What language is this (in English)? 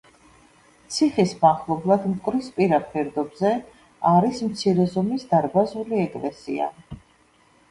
Georgian